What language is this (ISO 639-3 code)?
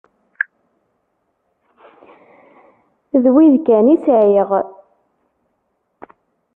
kab